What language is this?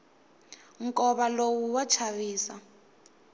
Tsonga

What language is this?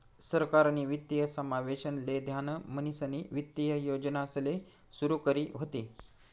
Marathi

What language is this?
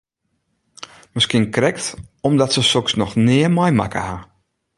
Western Frisian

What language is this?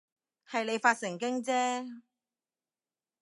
Cantonese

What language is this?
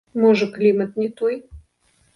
Belarusian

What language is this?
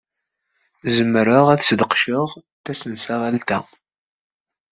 Kabyle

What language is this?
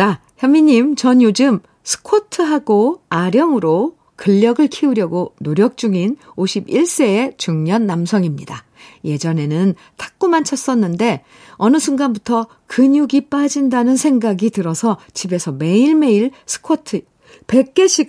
Korean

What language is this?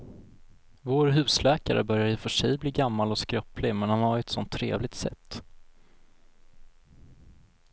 Swedish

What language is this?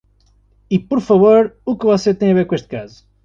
Portuguese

